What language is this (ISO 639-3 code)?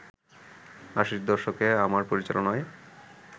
ben